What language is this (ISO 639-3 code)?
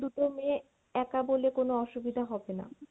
ben